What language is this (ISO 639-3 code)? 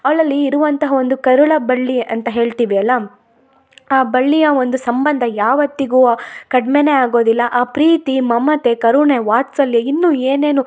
kan